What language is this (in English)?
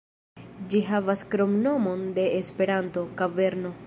Esperanto